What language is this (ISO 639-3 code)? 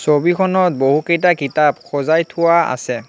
asm